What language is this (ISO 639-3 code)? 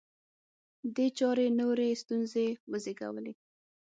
pus